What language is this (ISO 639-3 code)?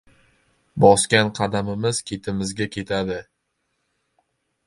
uzb